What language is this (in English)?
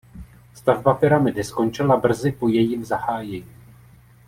Czech